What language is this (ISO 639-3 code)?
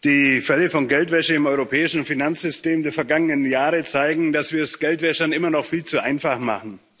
deu